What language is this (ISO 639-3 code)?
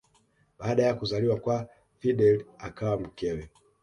swa